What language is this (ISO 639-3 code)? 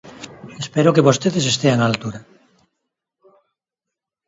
glg